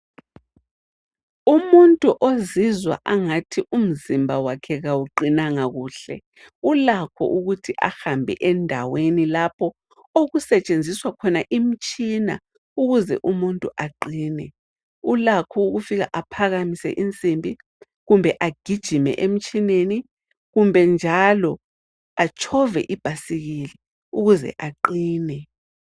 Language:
North Ndebele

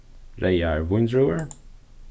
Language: Faroese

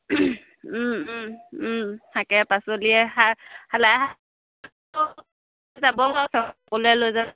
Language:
Assamese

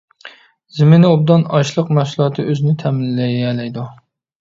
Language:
Uyghur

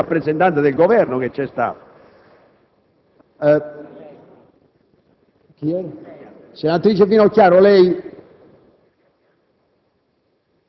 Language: Italian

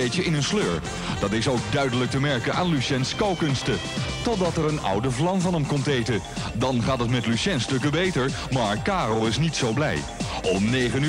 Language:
Dutch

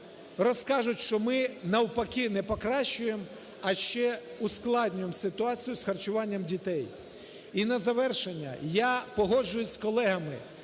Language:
Ukrainian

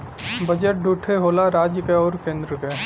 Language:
Bhojpuri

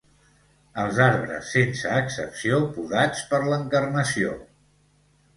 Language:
Catalan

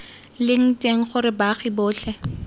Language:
Tswana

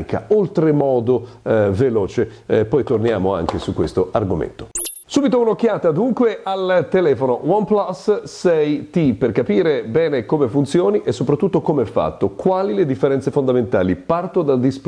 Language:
Italian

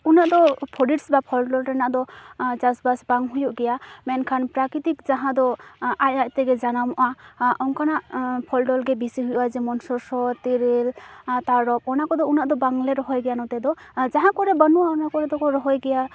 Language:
Santali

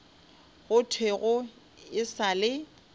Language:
Northern Sotho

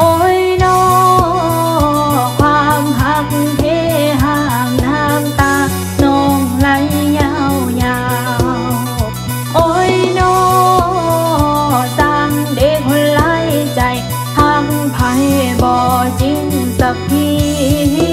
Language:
Thai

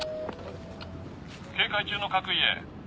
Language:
Japanese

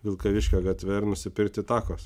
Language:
Lithuanian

